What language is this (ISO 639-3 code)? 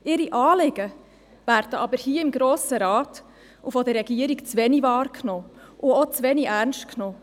gsw